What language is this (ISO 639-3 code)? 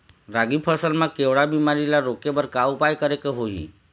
hne